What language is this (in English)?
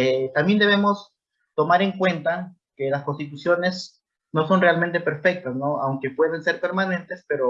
Spanish